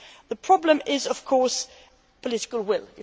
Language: English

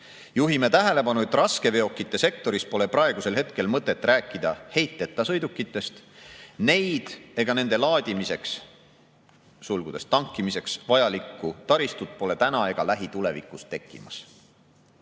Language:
Estonian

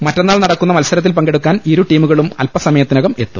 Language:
Malayalam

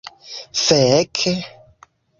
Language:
Esperanto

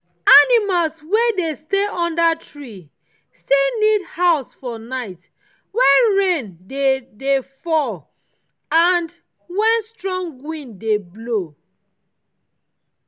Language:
Nigerian Pidgin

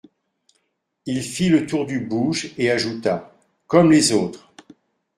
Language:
French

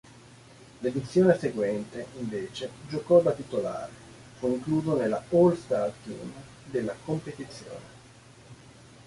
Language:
Italian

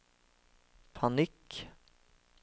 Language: Norwegian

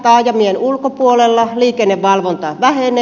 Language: Finnish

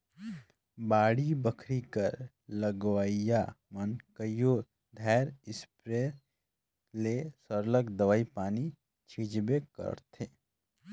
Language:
Chhattisgarhi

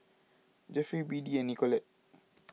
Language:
English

